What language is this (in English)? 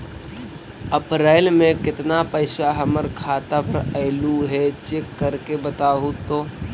Magahi